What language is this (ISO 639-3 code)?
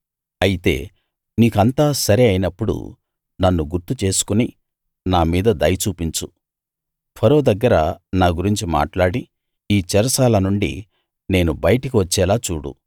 tel